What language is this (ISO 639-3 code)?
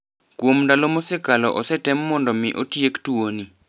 luo